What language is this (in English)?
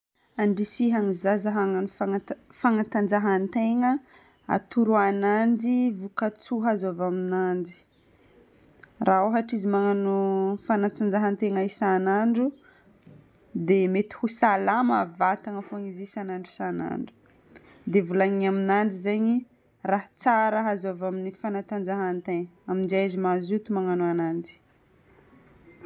Northern Betsimisaraka Malagasy